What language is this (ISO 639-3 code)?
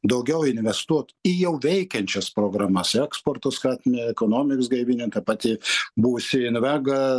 lit